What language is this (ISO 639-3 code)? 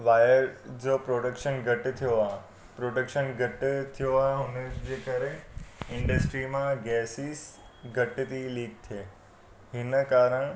snd